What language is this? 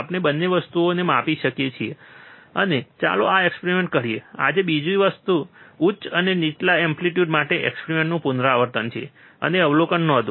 Gujarati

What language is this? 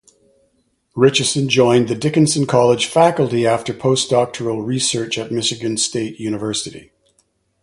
English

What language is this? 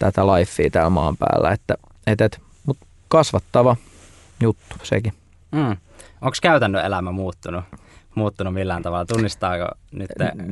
Finnish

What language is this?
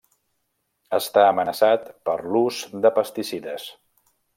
Catalan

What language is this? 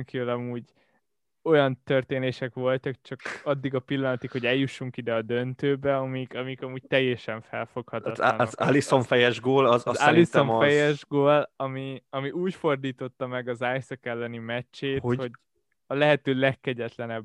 Hungarian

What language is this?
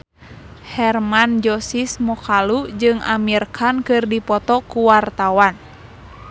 Sundanese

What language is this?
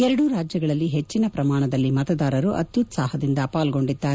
Kannada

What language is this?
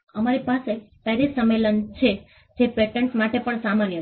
Gujarati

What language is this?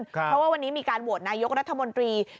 Thai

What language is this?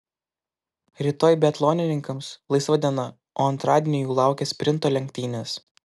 Lithuanian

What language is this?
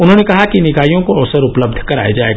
Hindi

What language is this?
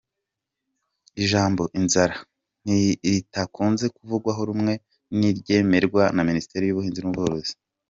Kinyarwanda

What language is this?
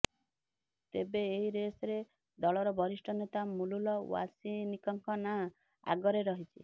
Odia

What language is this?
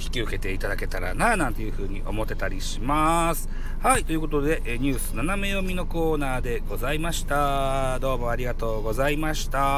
Japanese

